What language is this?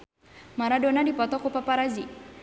Sundanese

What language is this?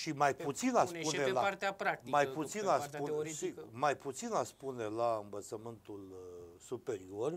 Romanian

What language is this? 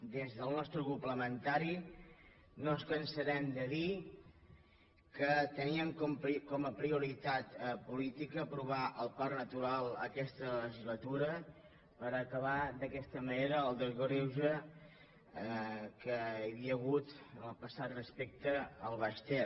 Catalan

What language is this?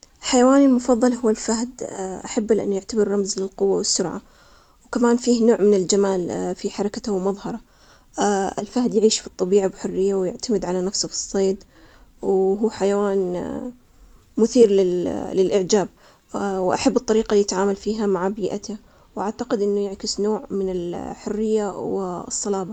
Omani Arabic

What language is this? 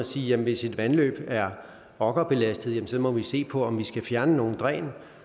Danish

